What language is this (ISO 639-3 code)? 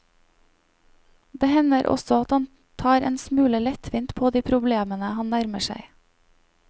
nor